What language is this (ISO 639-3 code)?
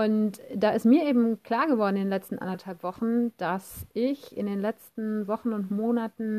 deu